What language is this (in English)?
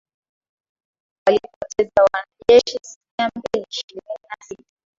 Swahili